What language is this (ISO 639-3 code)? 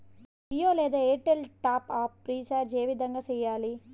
tel